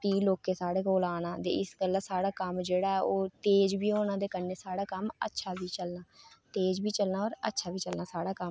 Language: Dogri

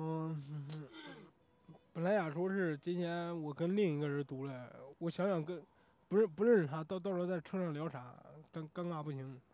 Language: Chinese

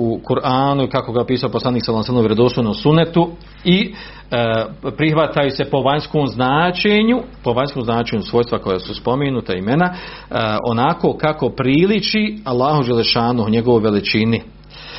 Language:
Croatian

